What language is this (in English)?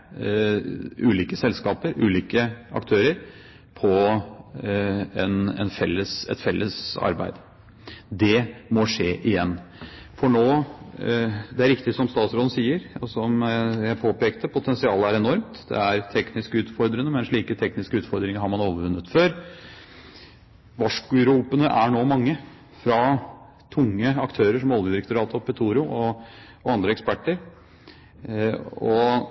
Norwegian Bokmål